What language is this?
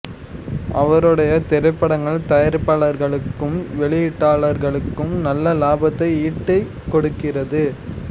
Tamil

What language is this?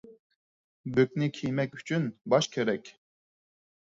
Uyghur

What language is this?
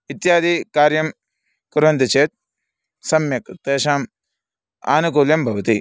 Sanskrit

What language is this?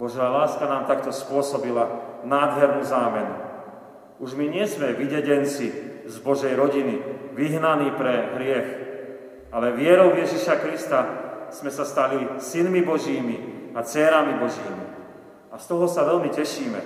Slovak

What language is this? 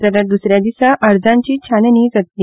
Konkani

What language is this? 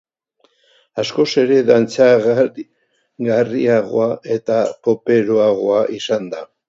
Basque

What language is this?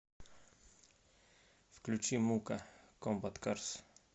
Russian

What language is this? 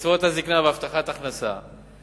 Hebrew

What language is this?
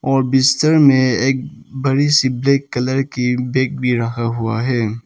Hindi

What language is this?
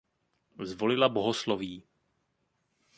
Czech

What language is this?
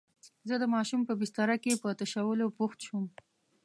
Pashto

